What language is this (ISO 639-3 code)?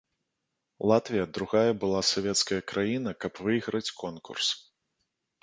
bel